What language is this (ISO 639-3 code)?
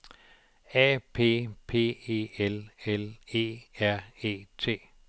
dan